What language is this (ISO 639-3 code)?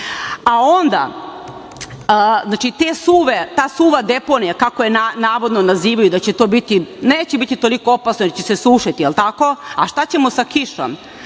srp